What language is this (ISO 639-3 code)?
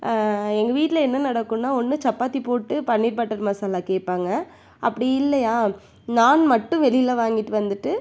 tam